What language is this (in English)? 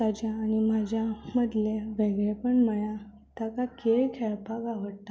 Konkani